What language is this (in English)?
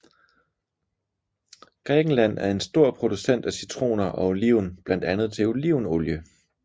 Danish